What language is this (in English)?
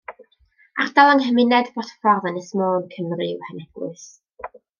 Welsh